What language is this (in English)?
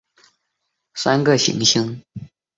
Chinese